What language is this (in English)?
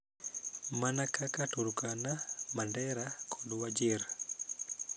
Luo (Kenya and Tanzania)